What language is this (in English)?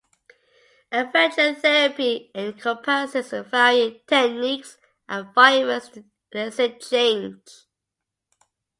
English